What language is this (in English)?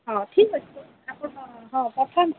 Odia